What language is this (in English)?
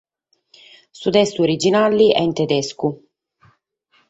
Sardinian